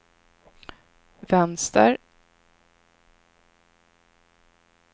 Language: Swedish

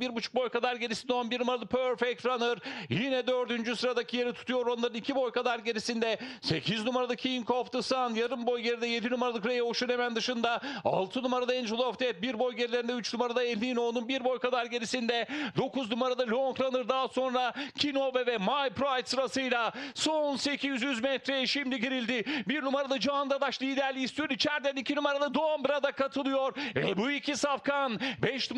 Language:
Turkish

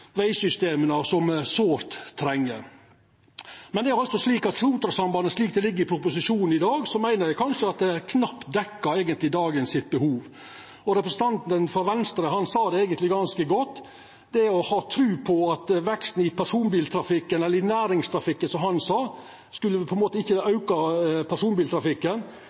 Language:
Norwegian Nynorsk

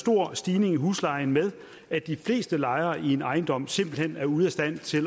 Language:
Danish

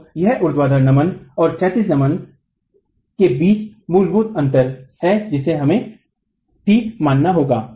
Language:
Hindi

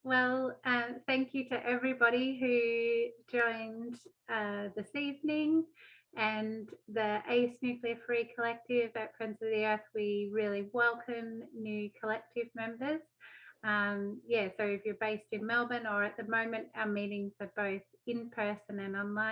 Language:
English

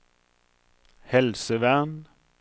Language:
Norwegian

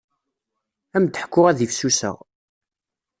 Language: Kabyle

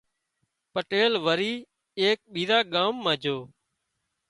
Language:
Wadiyara Koli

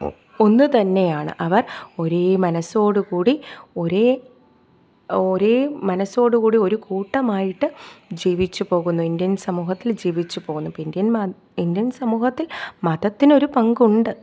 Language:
Malayalam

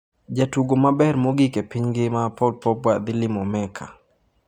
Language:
Luo (Kenya and Tanzania)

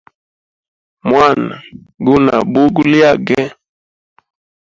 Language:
Hemba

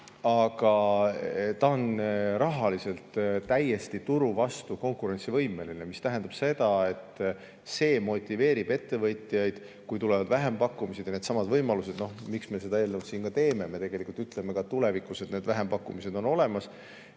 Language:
Estonian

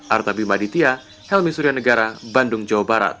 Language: Indonesian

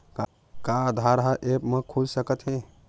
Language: Chhattisgarhi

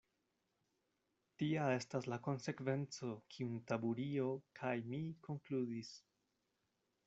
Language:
Esperanto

